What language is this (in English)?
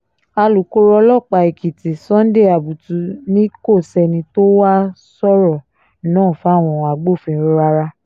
Yoruba